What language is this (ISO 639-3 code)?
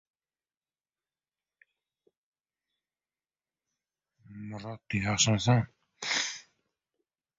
uzb